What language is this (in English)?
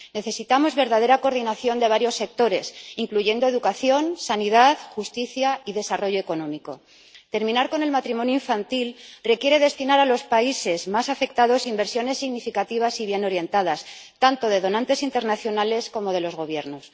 Spanish